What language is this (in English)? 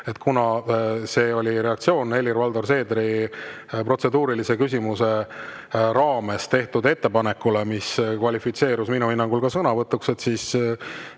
Estonian